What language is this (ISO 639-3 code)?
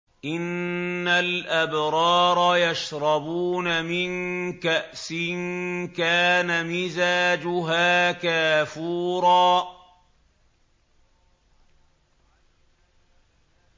ara